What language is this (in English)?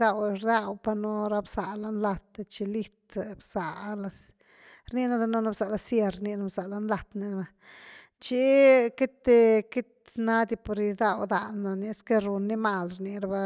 Güilá Zapotec